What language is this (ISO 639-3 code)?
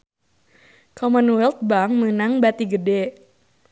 sun